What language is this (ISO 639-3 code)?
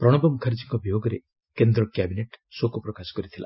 ori